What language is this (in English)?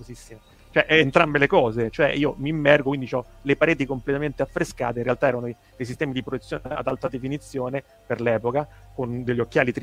Italian